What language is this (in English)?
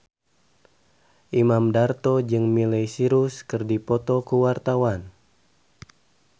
Sundanese